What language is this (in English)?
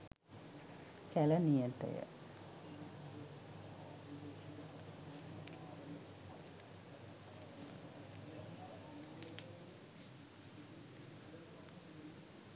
Sinhala